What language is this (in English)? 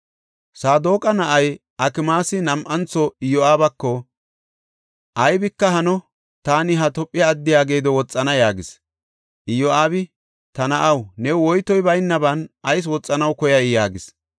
Gofa